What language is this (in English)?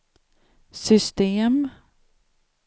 Swedish